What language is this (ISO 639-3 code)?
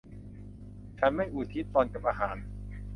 tha